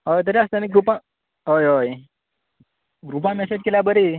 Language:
Konkani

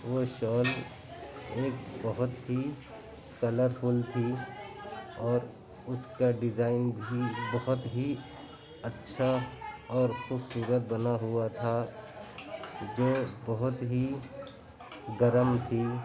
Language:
Urdu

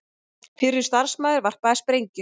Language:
Icelandic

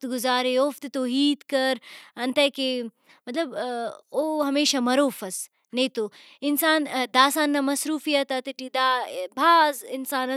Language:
Brahui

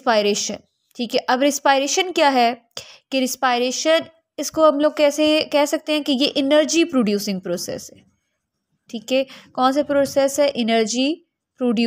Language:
Hindi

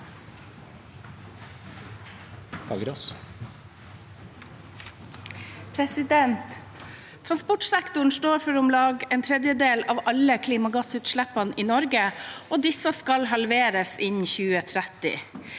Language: Norwegian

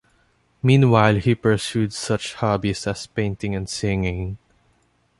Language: English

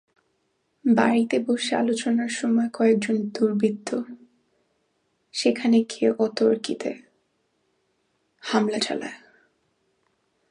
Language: Bangla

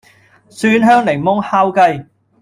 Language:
Cantonese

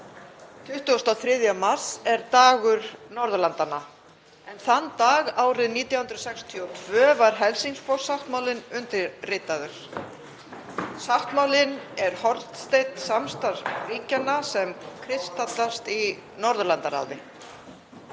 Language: Icelandic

